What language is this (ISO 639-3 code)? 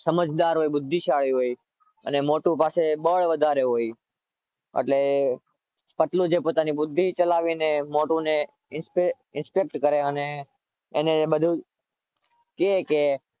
guj